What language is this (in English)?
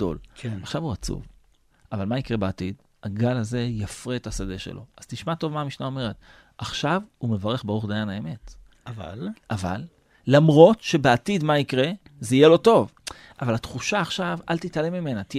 Hebrew